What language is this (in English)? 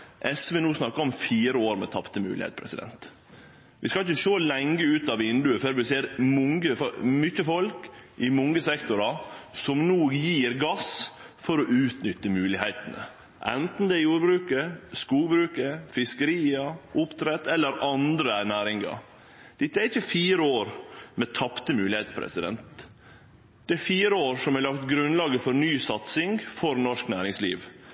Norwegian Nynorsk